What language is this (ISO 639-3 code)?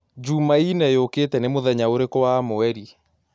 kik